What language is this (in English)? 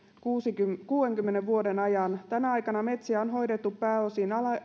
Finnish